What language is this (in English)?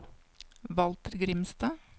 Norwegian